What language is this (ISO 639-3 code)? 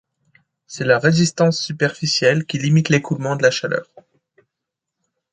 fra